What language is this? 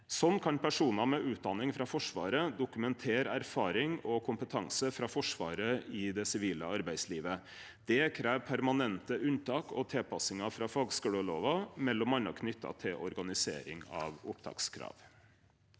Norwegian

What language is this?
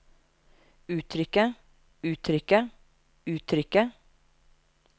Norwegian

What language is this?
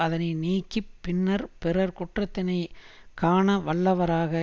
Tamil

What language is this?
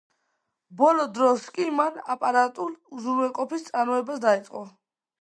Georgian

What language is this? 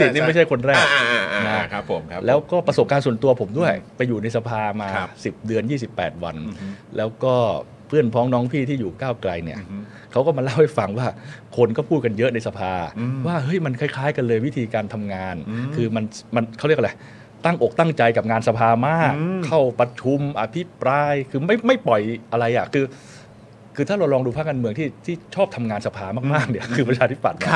Thai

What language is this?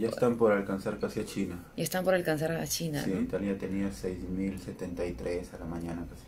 Spanish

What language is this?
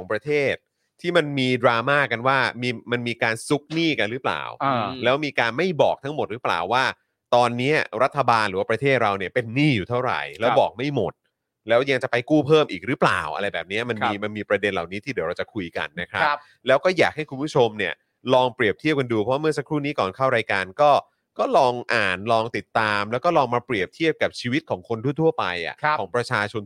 Thai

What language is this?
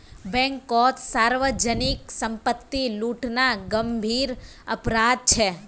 Magahi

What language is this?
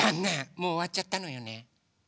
Japanese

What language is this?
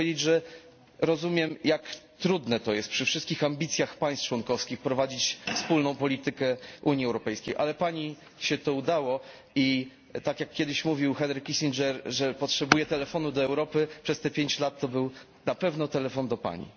Polish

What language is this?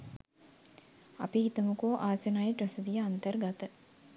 Sinhala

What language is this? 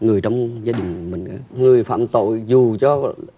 Vietnamese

